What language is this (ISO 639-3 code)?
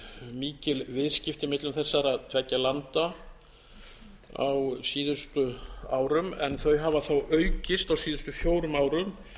isl